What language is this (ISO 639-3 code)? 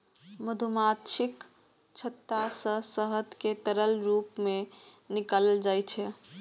mai